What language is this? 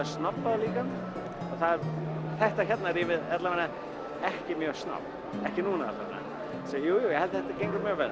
Icelandic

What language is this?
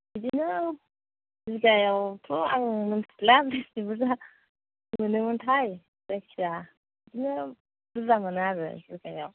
Bodo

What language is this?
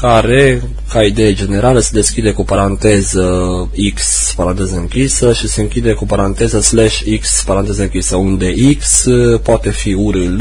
Romanian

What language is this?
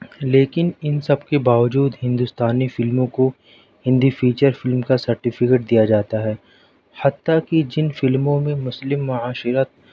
Urdu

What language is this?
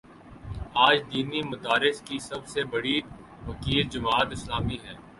Urdu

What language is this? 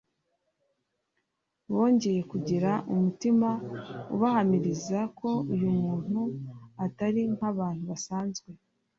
Kinyarwanda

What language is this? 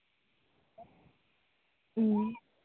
Santali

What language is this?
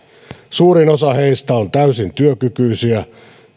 Finnish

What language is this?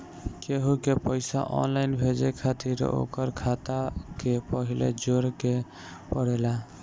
Bhojpuri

